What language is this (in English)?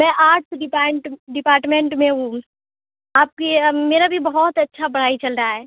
Urdu